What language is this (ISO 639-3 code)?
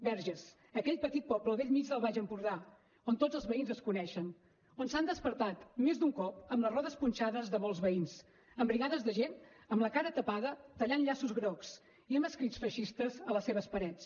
cat